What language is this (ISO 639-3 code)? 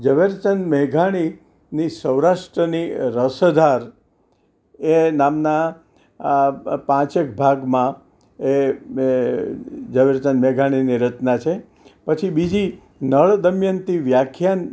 guj